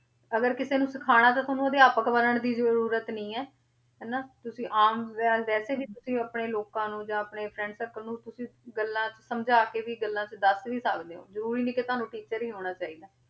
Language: Punjabi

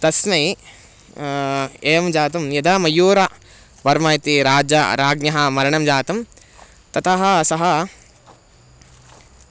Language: Sanskrit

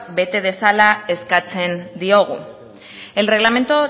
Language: Basque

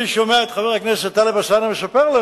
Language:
Hebrew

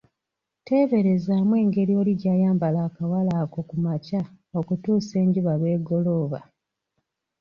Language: Ganda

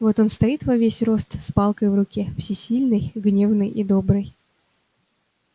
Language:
Russian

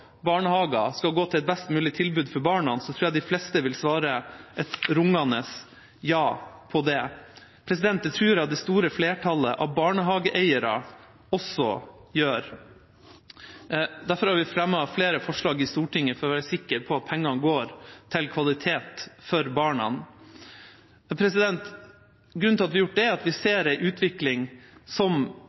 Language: Norwegian Bokmål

